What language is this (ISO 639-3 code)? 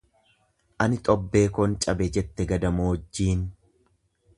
orm